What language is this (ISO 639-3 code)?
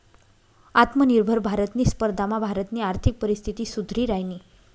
mar